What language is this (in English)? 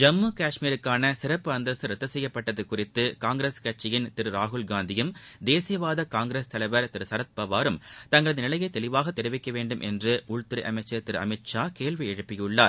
Tamil